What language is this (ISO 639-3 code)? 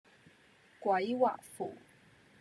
yue